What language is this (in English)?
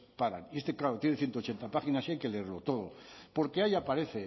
Spanish